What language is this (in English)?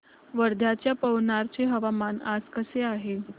Marathi